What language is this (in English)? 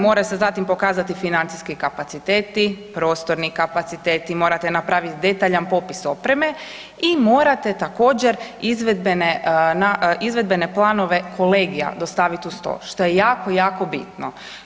Croatian